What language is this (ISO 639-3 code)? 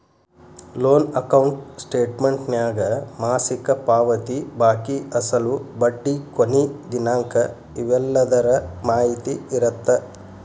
kan